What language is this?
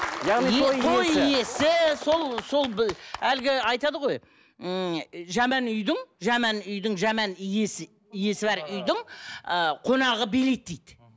Kazakh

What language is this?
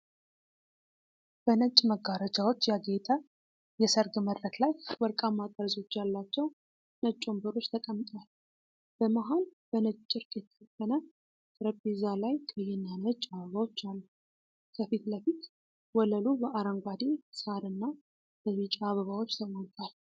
Amharic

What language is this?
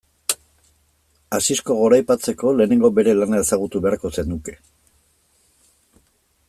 Basque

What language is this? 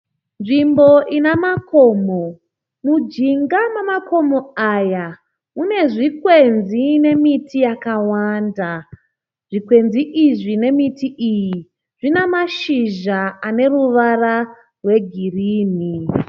Shona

